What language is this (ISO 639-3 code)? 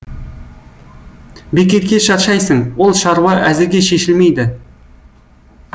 kaz